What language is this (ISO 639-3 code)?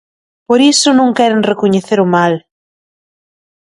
glg